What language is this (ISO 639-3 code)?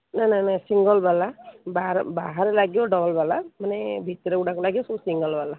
ori